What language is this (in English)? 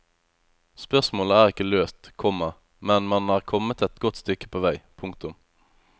Norwegian